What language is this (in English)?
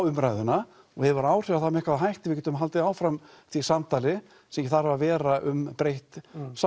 Icelandic